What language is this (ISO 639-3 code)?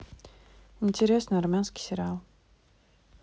rus